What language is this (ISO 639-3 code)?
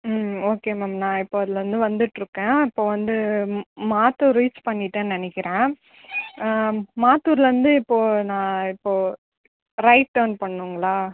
tam